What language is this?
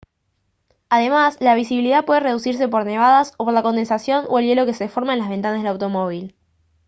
Spanish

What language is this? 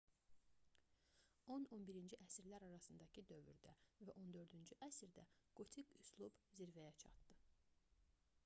Azerbaijani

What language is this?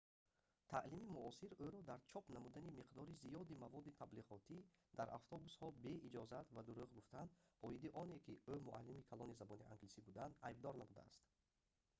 Tajik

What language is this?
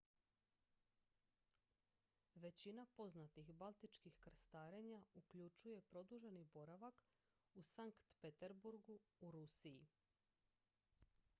Croatian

